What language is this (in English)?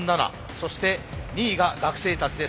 Japanese